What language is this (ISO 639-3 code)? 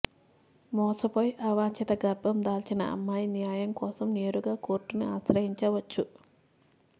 tel